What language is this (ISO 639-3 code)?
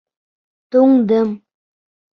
bak